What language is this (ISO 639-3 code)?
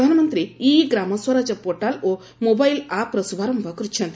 ori